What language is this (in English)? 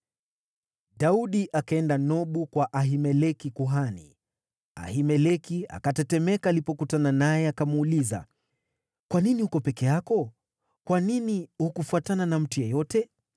Swahili